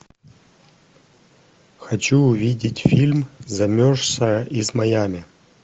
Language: Russian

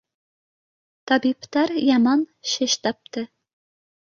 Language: Bashkir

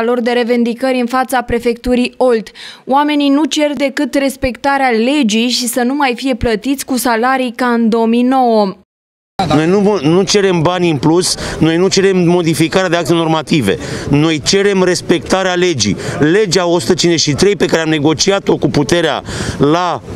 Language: Romanian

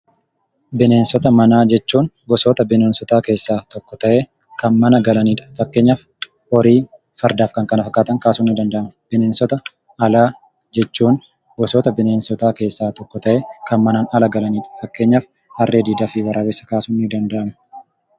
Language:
Oromo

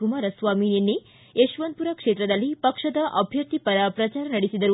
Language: Kannada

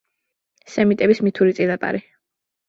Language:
Georgian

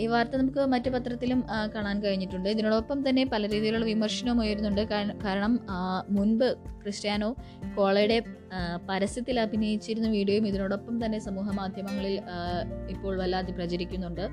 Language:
Malayalam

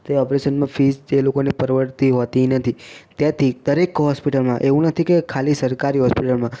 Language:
Gujarati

